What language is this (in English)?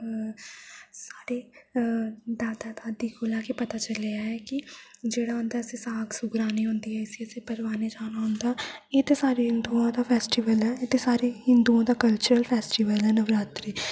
Dogri